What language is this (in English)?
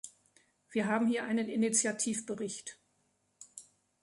German